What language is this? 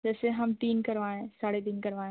Hindi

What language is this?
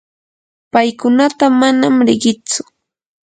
Yanahuanca Pasco Quechua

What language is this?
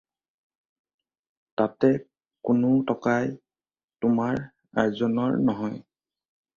Assamese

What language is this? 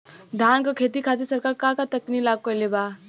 Bhojpuri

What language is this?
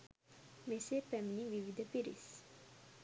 Sinhala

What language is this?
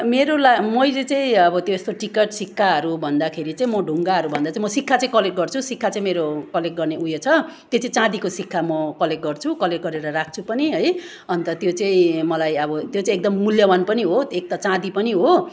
Nepali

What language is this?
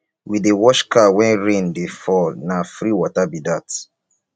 Nigerian Pidgin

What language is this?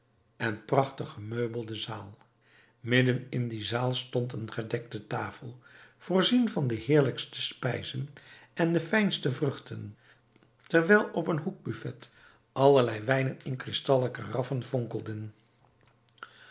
Dutch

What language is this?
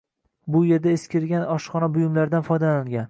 Uzbek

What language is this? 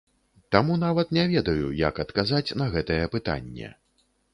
Belarusian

